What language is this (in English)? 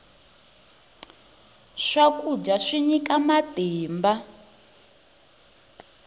Tsonga